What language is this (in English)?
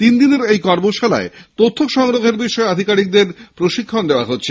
Bangla